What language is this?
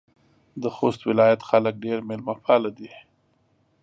Pashto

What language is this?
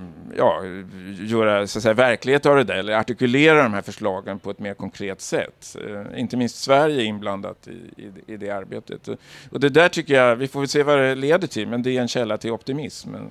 Swedish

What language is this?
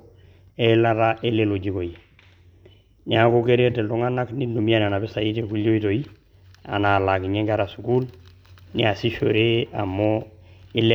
Masai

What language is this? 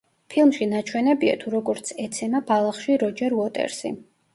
Georgian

